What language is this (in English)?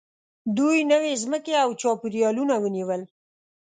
Pashto